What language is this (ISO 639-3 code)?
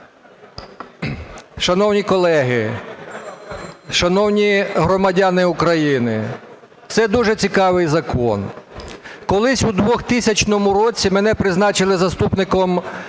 ukr